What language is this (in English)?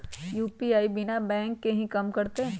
Magahi